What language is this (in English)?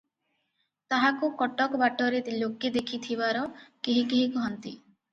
Odia